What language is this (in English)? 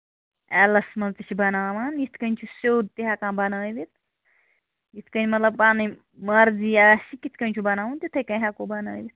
Kashmiri